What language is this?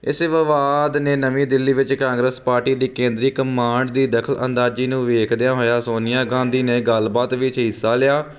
Punjabi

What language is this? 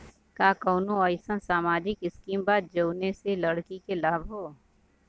Bhojpuri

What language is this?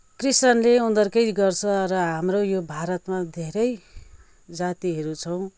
Nepali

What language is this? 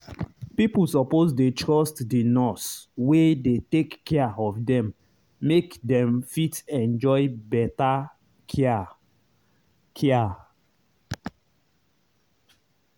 Nigerian Pidgin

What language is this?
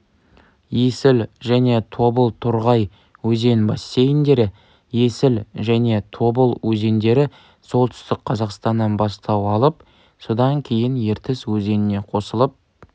Kazakh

